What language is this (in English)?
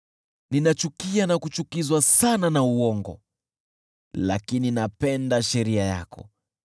Swahili